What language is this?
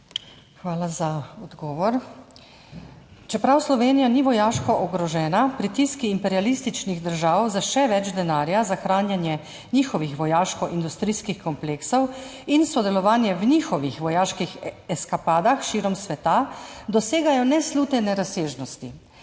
Slovenian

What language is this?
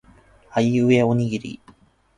Japanese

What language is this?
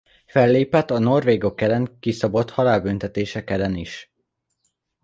Hungarian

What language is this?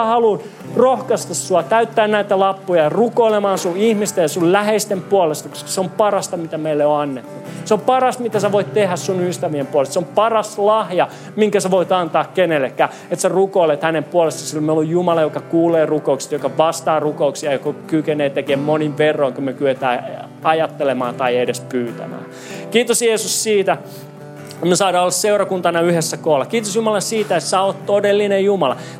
Finnish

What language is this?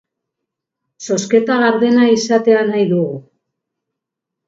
Basque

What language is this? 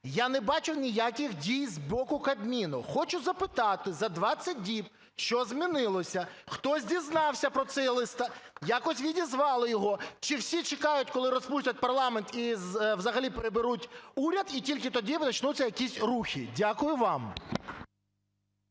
Ukrainian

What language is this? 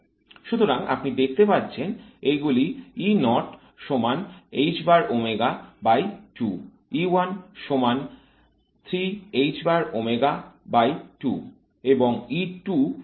Bangla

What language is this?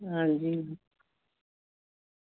Dogri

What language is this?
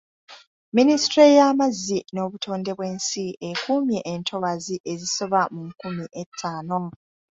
Ganda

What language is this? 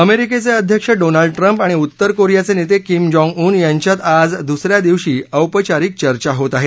Marathi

